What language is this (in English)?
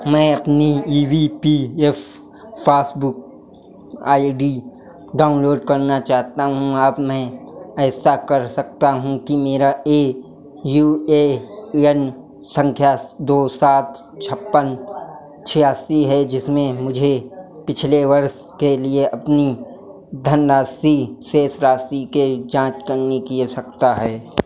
Hindi